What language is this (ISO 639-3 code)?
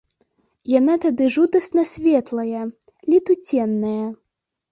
bel